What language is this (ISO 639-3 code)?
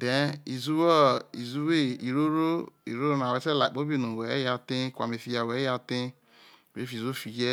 iso